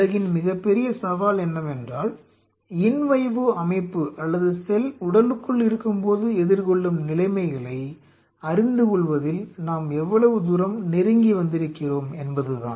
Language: Tamil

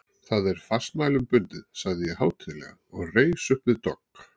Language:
Icelandic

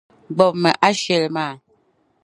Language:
Dagbani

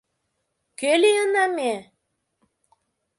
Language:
Mari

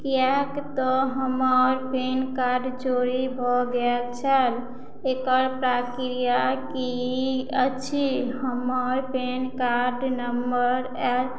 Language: Maithili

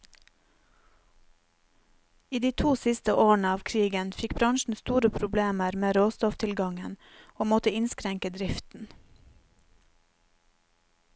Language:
Norwegian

